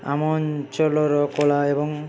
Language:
Odia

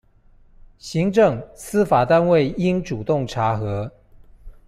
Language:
Chinese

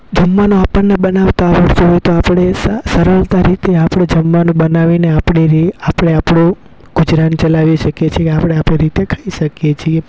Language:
Gujarati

